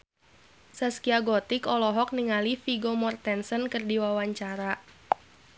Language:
Sundanese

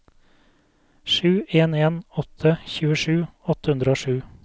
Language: Norwegian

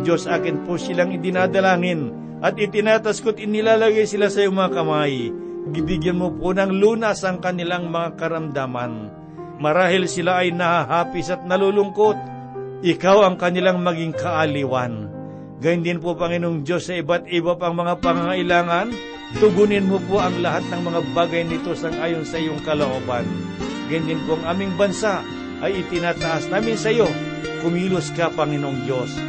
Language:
Filipino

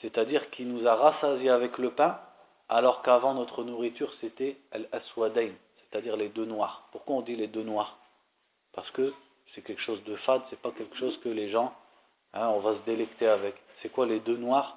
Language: French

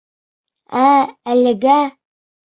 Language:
Bashkir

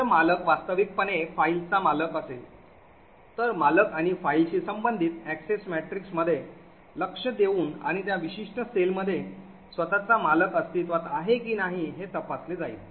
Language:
Marathi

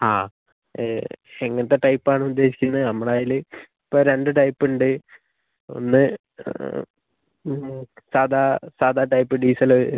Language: Malayalam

